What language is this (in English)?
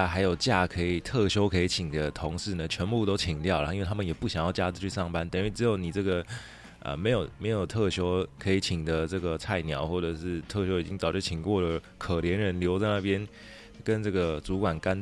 Chinese